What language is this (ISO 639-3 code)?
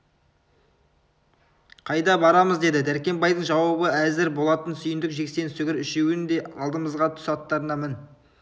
kaz